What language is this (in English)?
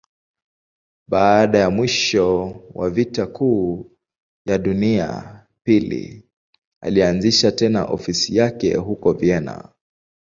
Swahili